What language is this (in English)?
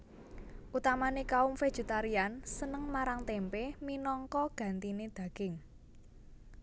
Javanese